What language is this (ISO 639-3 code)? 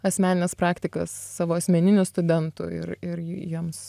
lit